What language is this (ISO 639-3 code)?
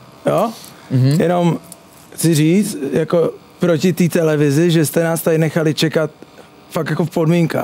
ces